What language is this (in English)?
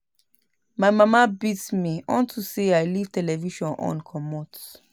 Nigerian Pidgin